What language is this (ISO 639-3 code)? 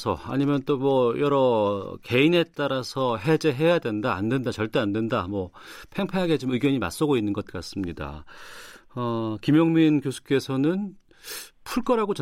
kor